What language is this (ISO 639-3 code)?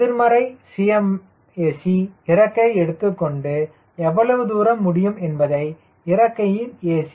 tam